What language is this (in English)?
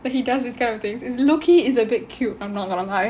English